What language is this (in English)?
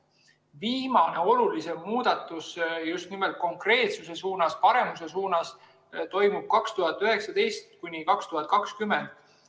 Estonian